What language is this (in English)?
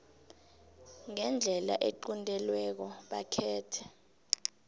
South Ndebele